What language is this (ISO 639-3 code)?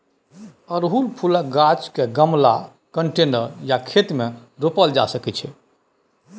mai